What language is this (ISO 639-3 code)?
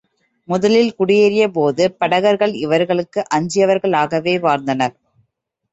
tam